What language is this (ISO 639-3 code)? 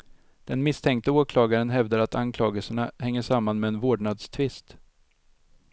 swe